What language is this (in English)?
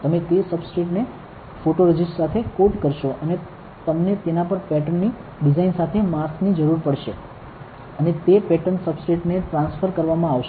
Gujarati